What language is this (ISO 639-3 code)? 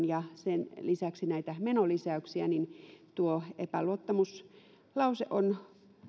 fin